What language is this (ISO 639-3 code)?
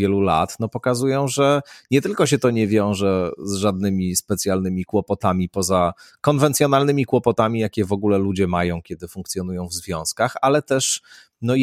pol